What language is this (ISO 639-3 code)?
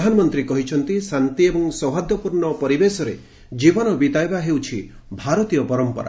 ori